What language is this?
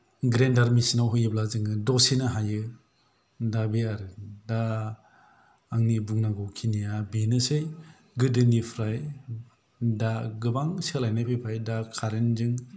Bodo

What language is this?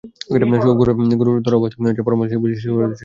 Bangla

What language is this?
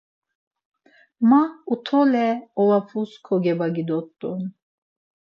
Laz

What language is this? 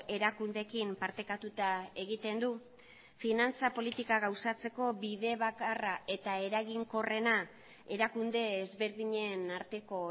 Basque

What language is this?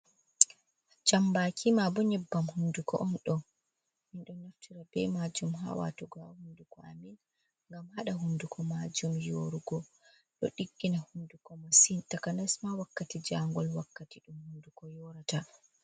Fula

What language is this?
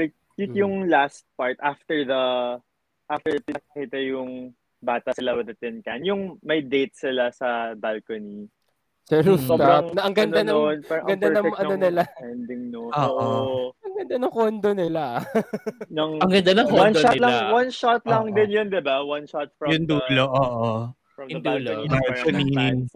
Filipino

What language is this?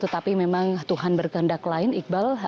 Indonesian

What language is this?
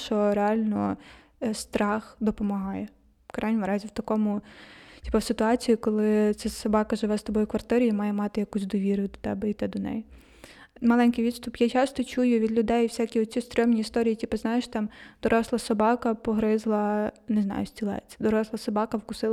Ukrainian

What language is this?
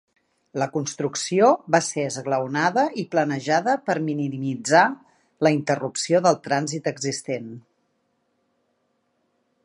Catalan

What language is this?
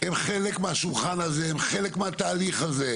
Hebrew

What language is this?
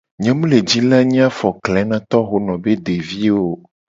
Gen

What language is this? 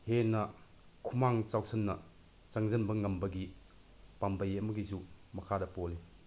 Manipuri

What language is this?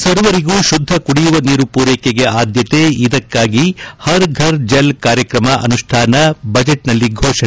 Kannada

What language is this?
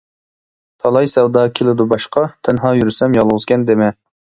Uyghur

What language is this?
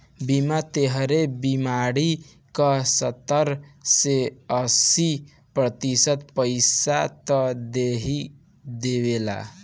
Bhojpuri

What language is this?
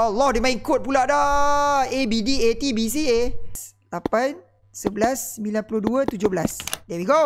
Malay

